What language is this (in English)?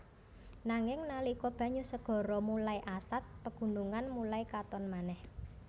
Javanese